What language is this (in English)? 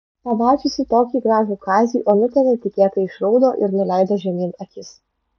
Lithuanian